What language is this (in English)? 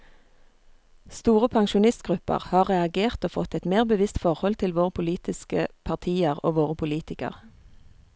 Norwegian